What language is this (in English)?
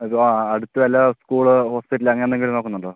Malayalam